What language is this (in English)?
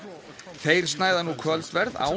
Icelandic